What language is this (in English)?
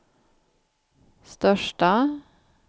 Swedish